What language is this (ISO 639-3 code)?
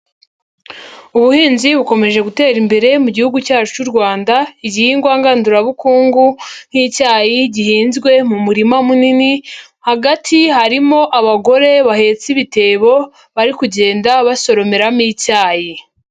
kin